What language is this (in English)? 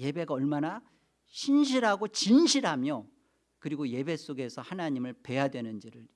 Korean